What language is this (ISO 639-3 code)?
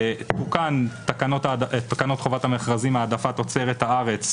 heb